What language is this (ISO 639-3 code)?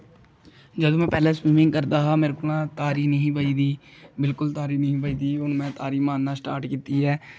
doi